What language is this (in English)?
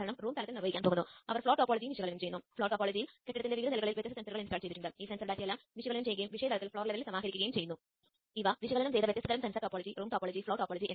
Malayalam